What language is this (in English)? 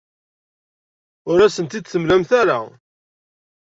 Kabyle